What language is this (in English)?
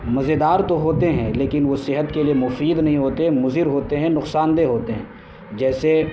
Urdu